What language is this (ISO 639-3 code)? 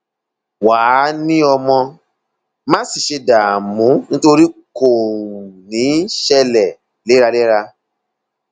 yor